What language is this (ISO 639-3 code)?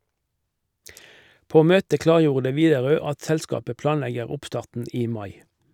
nor